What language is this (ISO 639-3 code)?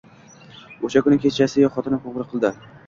uzb